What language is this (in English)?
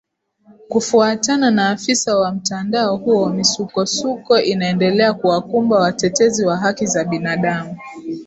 Swahili